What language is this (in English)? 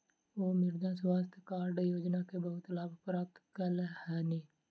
Maithili